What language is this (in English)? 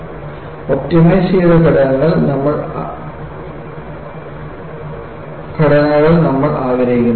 Malayalam